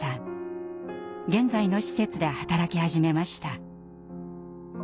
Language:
Japanese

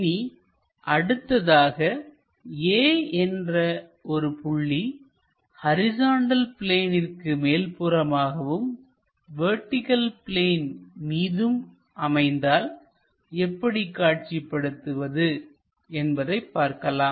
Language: Tamil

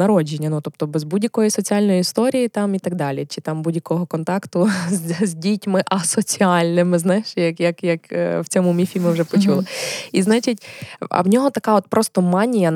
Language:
Ukrainian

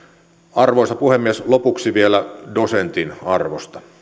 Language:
Finnish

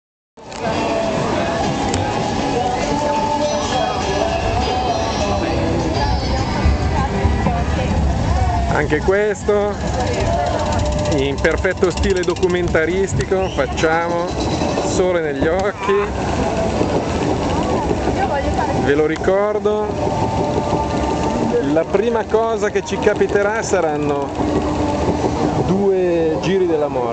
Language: Italian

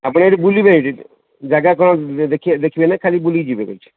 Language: Odia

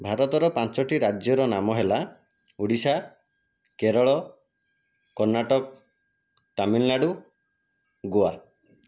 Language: Odia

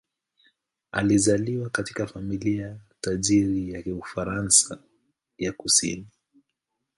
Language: Swahili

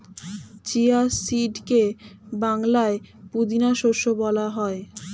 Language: Bangla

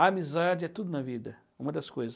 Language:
Portuguese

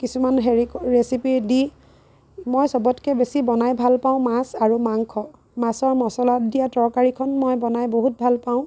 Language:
Assamese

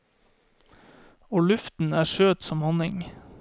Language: Norwegian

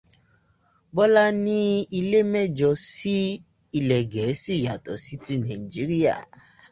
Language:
Yoruba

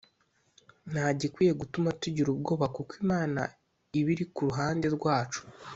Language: Kinyarwanda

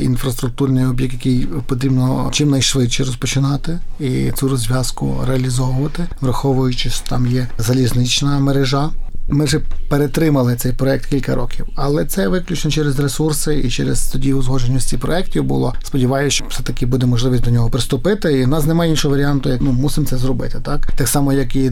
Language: Ukrainian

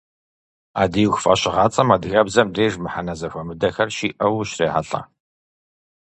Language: Kabardian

